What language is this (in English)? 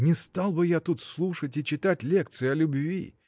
Russian